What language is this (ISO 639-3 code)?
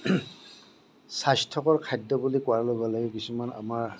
asm